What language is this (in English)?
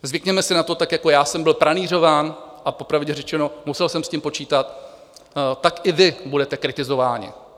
Czech